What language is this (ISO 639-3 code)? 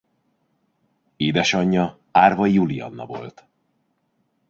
hun